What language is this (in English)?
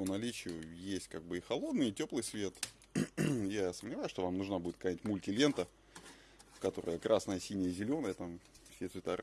Russian